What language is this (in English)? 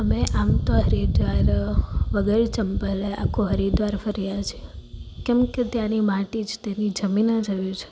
Gujarati